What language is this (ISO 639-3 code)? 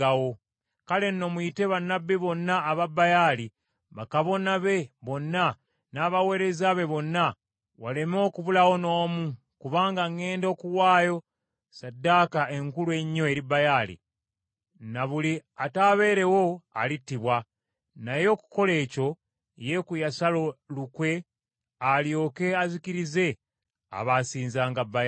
lug